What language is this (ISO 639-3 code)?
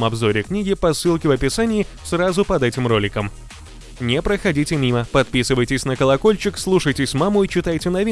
rus